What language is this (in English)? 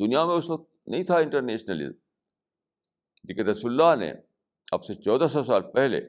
Urdu